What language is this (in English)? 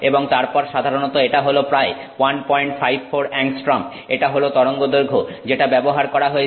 Bangla